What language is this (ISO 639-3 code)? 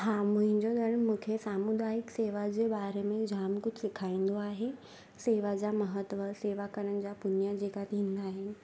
snd